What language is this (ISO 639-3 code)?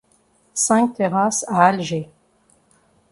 fra